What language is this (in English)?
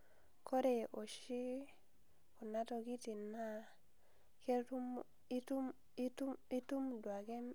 Masai